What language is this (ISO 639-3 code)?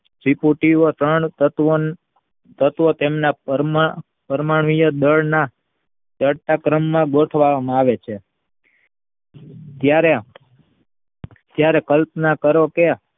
guj